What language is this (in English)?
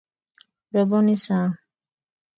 Kalenjin